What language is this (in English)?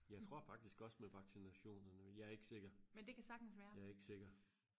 Danish